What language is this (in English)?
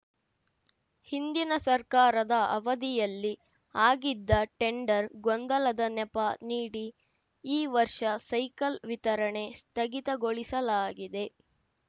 Kannada